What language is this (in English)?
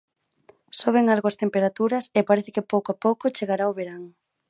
Galician